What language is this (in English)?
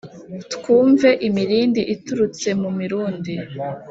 Kinyarwanda